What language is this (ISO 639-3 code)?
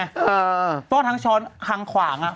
tha